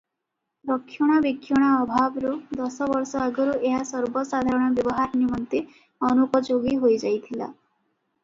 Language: Odia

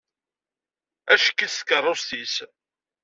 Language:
Kabyle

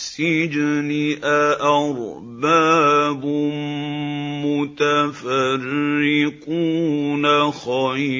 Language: Arabic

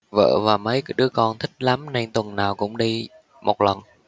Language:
Vietnamese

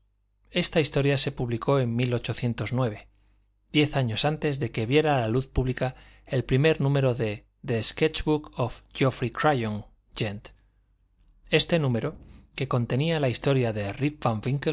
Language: Spanish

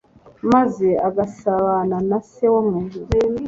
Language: Kinyarwanda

